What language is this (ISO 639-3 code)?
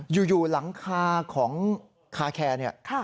tha